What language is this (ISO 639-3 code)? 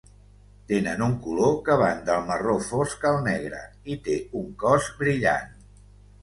cat